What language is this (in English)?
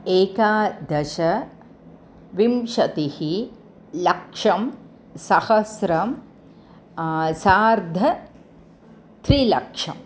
Sanskrit